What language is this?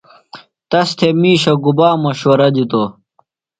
Phalura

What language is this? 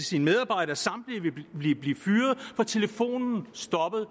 Danish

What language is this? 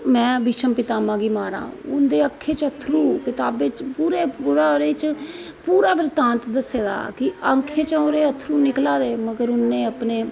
Dogri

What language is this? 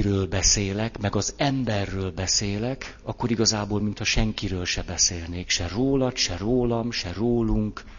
Hungarian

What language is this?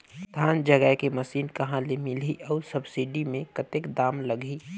Chhattisgarhi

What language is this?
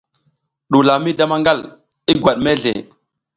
South Giziga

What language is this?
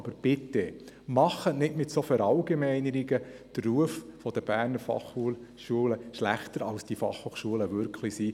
Swiss German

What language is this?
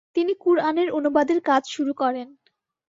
Bangla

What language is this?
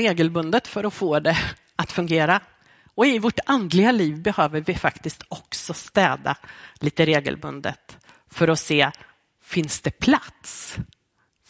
Swedish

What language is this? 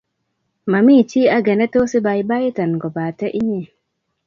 Kalenjin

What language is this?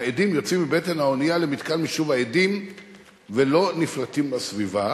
Hebrew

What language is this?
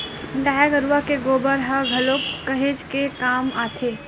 Chhattisgarhi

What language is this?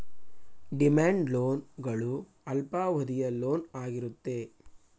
Kannada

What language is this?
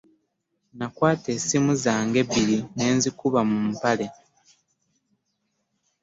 Ganda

